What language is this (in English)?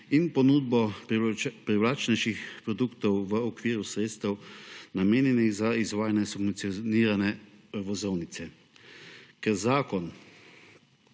Slovenian